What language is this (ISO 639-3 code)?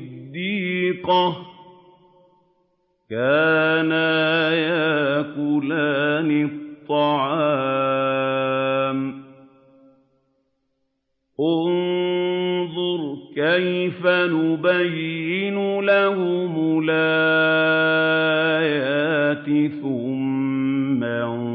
ara